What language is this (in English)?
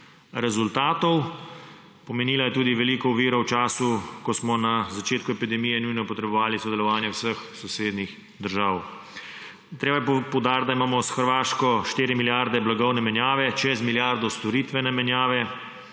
Slovenian